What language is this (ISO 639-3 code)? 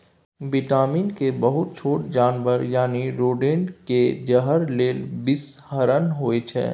mai